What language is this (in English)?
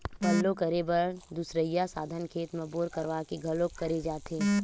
Chhattisgarhi